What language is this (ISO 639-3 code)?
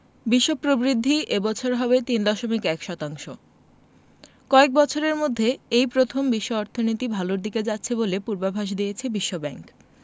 ben